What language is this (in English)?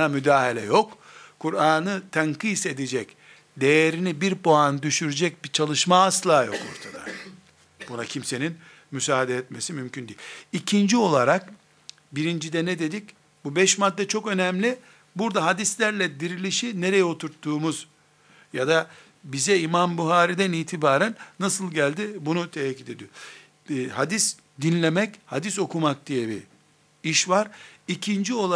Turkish